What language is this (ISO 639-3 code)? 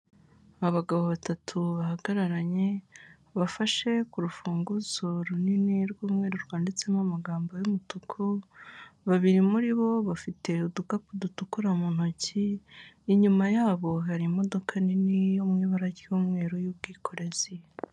kin